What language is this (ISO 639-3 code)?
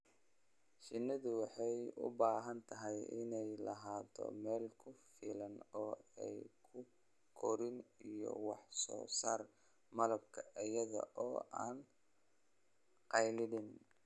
som